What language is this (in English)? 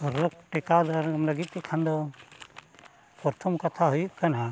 Santali